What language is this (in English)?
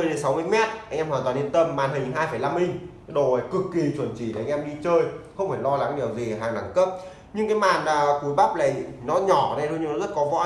Vietnamese